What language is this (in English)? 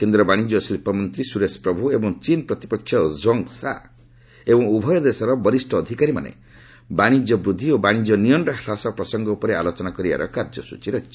Odia